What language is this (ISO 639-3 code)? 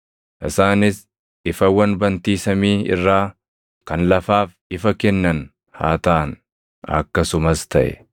orm